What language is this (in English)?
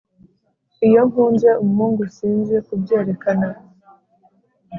Kinyarwanda